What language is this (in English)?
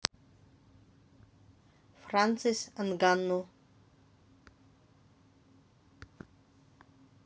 Russian